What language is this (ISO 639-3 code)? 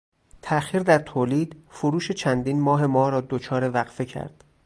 fas